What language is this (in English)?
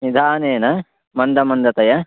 Sanskrit